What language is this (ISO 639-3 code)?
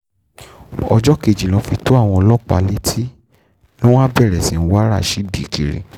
yor